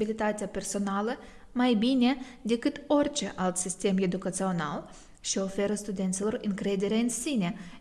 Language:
Romanian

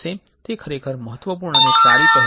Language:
Gujarati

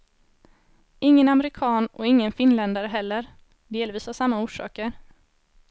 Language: Swedish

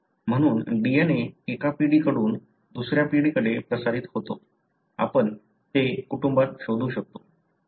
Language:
Marathi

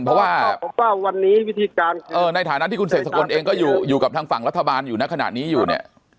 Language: Thai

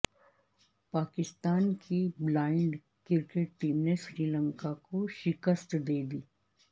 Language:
Urdu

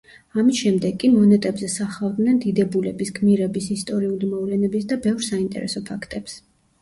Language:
Georgian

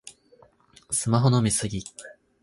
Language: Japanese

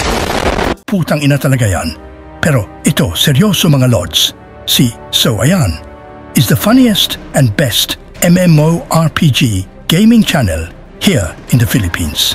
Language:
Filipino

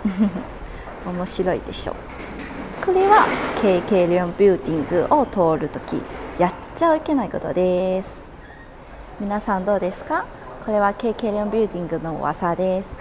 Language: Japanese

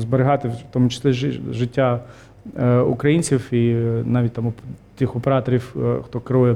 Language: Ukrainian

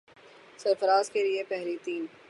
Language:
Urdu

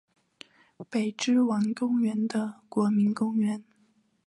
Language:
Chinese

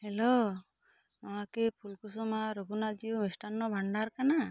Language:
Santali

